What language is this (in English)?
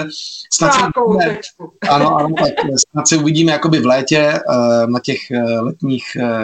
Czech